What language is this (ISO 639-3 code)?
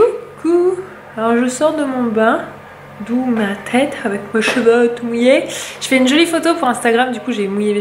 fra